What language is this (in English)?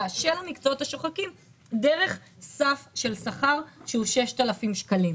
Hebrew